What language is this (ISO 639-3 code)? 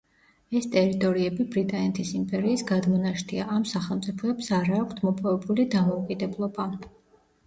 kat